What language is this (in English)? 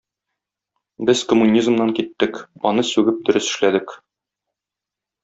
Tatar